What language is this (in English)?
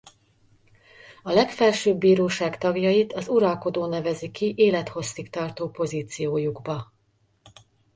Hungarian